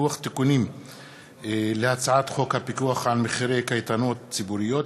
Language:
Hebrew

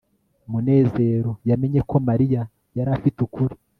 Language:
Kinyarwanda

